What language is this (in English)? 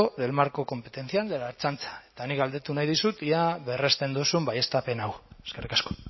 Basque